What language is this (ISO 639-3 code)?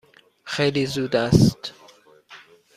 fas